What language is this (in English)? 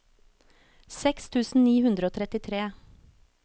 Norwegian